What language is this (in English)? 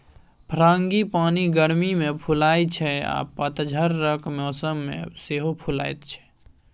Maithili